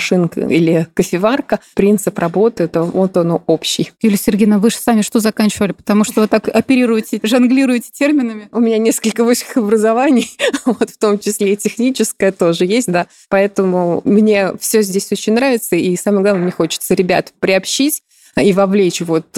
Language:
Russian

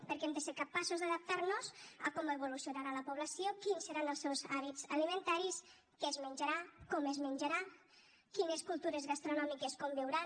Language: Catalan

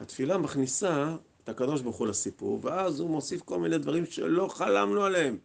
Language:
Hebrew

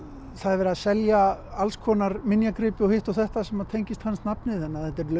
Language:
Icelandic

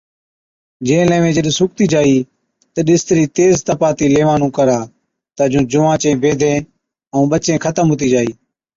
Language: Od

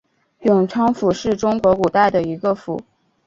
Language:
Chinese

